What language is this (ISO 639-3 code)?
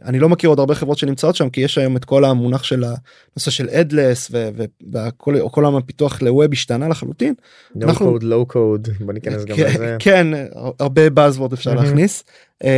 heb